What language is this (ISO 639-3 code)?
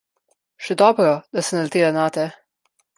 slv